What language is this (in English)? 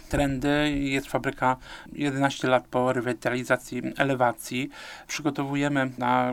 Polish